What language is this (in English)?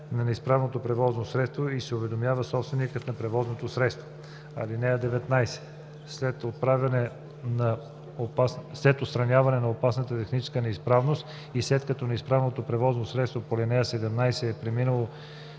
Bulgarian